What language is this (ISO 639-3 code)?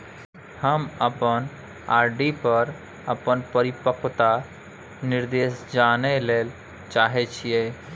mai